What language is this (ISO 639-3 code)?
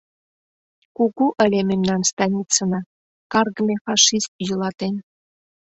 chm